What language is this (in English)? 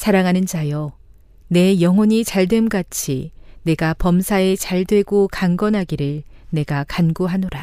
Korean